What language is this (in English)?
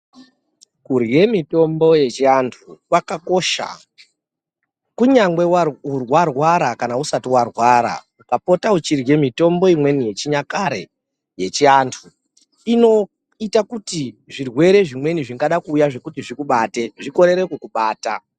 Ndau